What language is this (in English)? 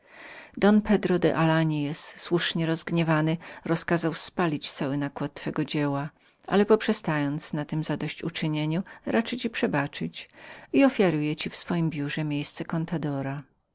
Polish